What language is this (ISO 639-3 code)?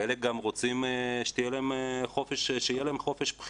heb